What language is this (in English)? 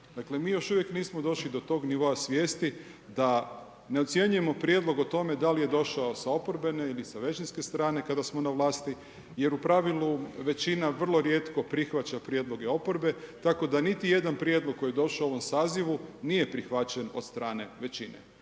Croatian